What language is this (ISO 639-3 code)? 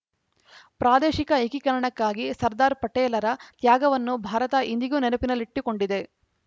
kan